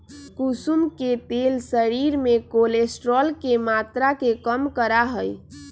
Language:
Magahi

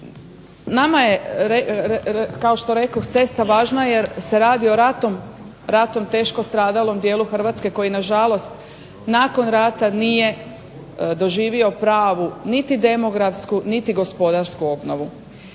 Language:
Croatian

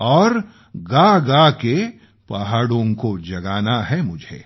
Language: Marathi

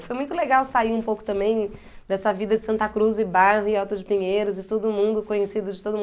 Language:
Portuguese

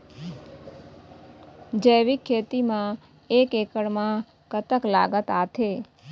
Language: Chhattisgarhi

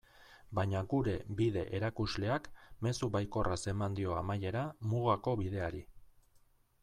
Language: Basque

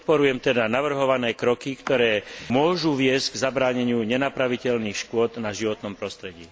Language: Slovak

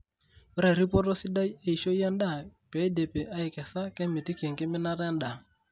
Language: Masai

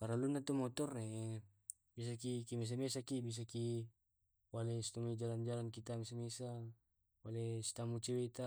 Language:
Tae'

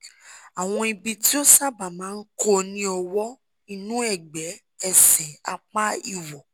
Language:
Yoruba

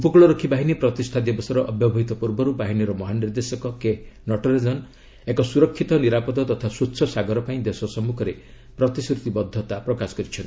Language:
Odia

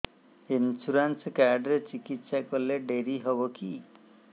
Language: Odia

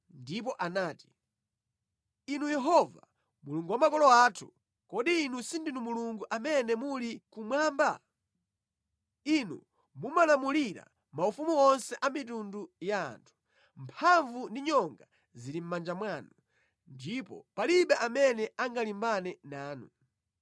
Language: Nyanja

